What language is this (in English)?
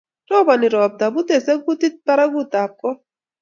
Kalenjin